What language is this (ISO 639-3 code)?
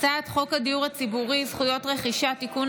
heb